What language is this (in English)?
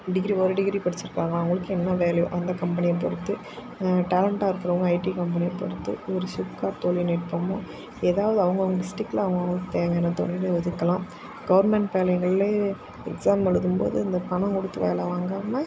Tamil